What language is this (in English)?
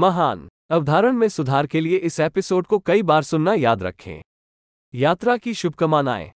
Hindi